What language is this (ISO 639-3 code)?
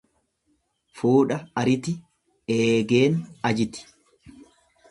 orm